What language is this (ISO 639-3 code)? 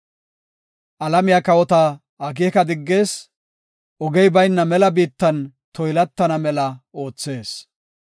gof